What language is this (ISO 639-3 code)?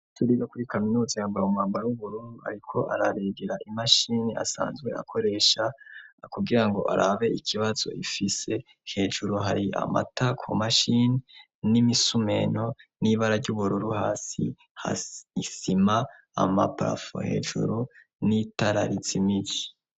run